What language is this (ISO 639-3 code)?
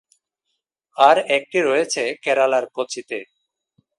ben